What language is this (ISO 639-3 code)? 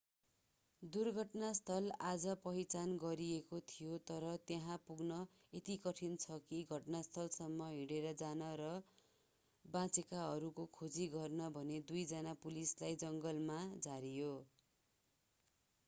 nep